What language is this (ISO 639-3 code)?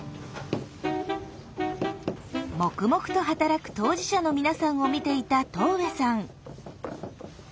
jpn